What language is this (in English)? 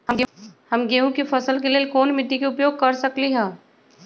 Magahi